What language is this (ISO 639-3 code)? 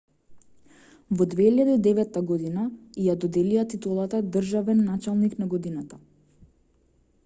mkd